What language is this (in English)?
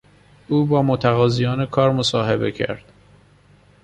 Persian